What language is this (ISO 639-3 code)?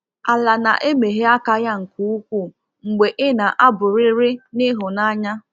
ibo